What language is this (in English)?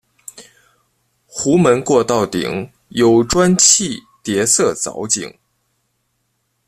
Chinese